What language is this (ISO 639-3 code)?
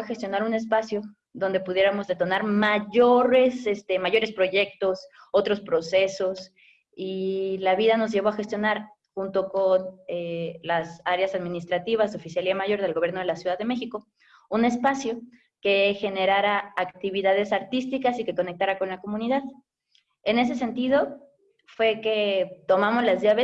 spa